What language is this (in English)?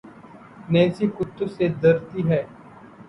Urdu